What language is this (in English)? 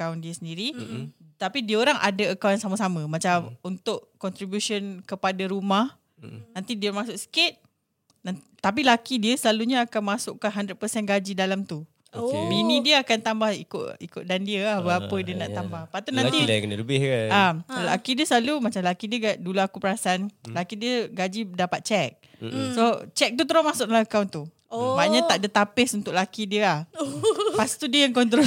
Malay